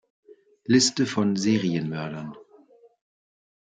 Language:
German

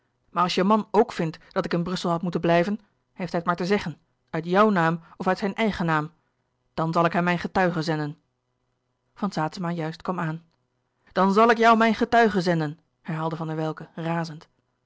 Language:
Dutch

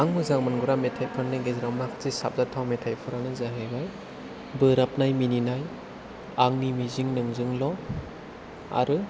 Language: Bodo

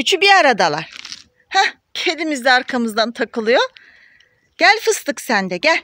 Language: Turkish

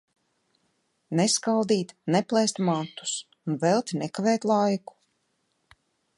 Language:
Latvian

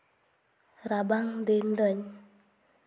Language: Santali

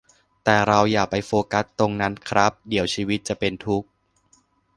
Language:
Thai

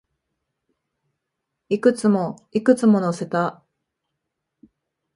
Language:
Japanese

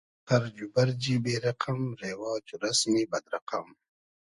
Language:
Hazaragi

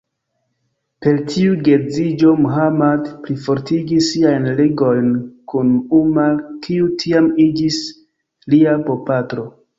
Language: Esperanto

